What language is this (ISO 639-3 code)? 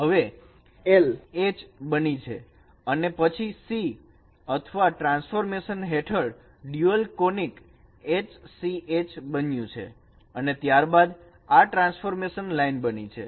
guj